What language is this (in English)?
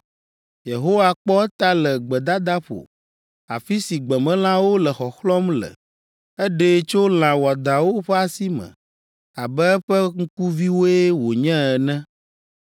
Ewe